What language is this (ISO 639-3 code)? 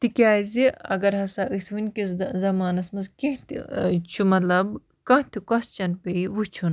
kas